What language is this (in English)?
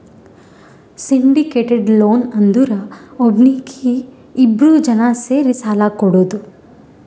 Kannada